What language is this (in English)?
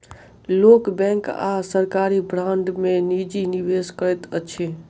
Maithili